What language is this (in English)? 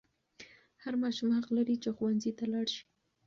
Pashto